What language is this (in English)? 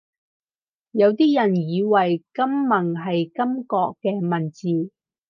Cantonese